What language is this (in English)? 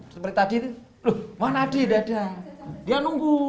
Indonesian